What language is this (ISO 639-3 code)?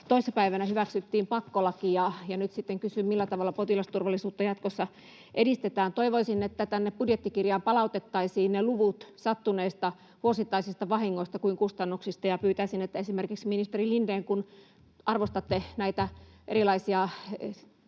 fin